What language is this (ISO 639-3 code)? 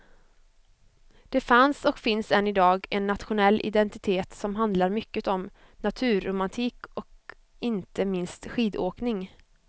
swe